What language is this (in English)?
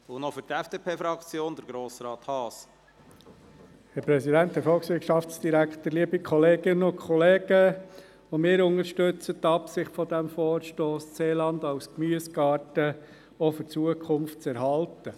Swiss German